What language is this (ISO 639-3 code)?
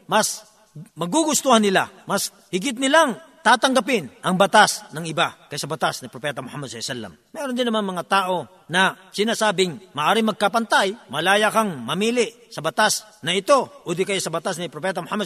fil